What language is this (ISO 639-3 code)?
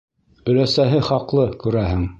bak